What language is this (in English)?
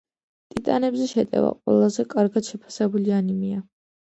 Georgian